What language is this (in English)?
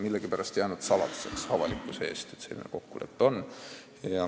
Estonian